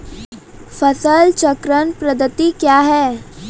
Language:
Maithili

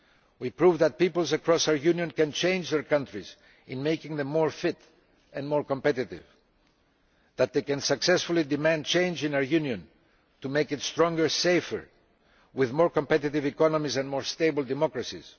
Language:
English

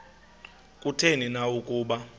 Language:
Xhosa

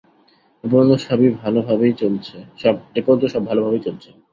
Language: Bangla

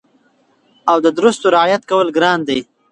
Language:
Pashto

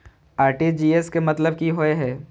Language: Maithili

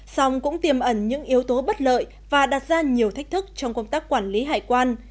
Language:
Vietnamese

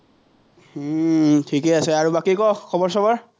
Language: Assamese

